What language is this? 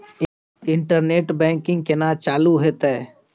Maithili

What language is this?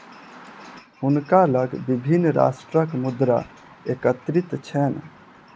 Maithili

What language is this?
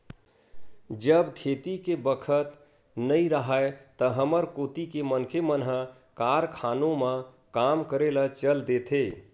Chhattisgarhi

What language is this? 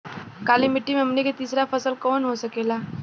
Bhojpuri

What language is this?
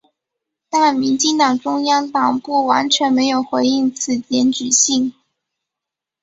Chinese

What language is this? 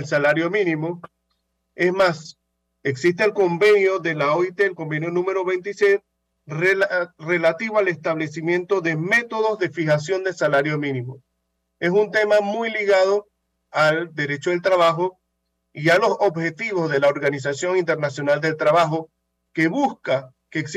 Spanish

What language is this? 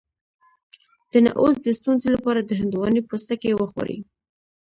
Pashto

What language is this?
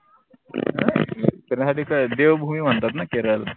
Marathi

